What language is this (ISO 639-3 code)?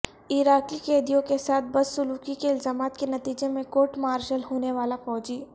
urd